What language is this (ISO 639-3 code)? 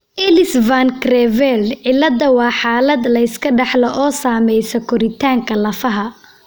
som